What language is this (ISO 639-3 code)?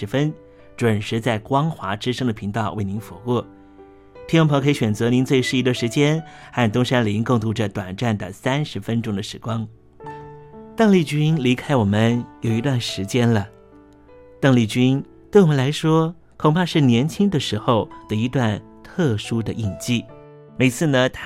zho